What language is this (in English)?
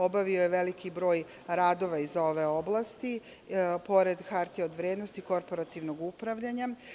Serbian